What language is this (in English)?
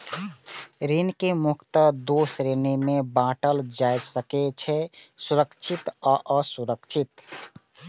Maithili